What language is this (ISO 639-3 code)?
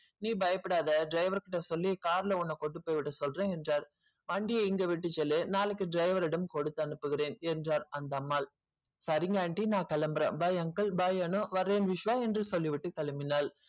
tam